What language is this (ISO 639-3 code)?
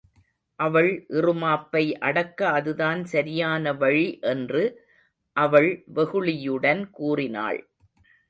tam